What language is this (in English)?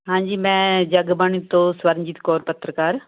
Punjabi